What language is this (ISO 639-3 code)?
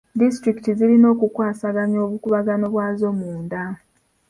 lug